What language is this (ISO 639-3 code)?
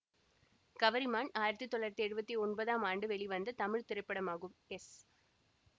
tam